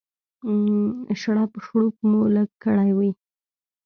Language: Pashto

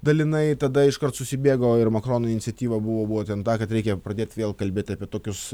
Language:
Lithuanian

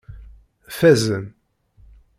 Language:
Kabyle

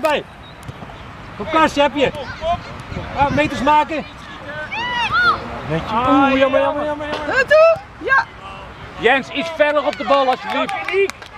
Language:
Dutch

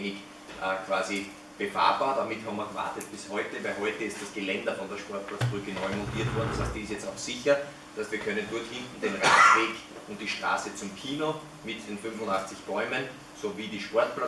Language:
German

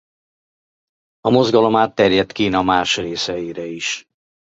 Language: Hungarian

